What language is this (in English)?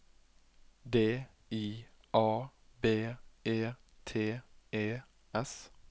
Norwegian